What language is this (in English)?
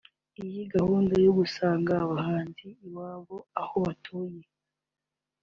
Kinyarwanda